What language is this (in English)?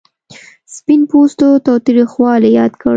Pashto